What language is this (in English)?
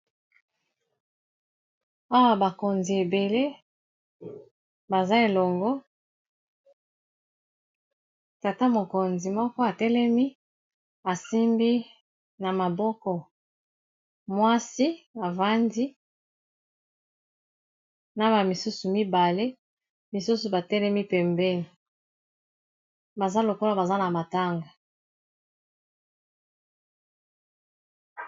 Lingala